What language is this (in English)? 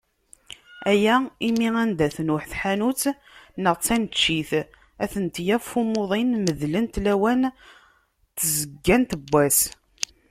Kabyle